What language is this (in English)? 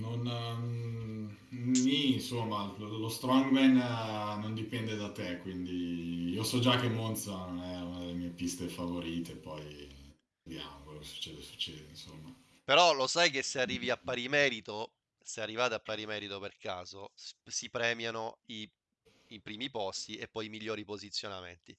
Italian